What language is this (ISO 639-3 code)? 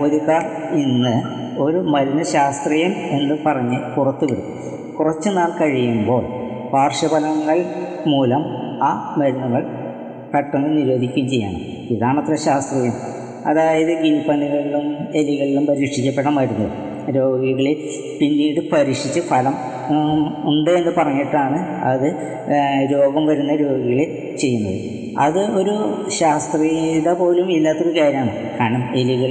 mal